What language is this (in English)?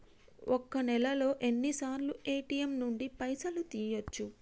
Telugu